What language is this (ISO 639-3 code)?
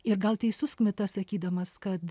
lit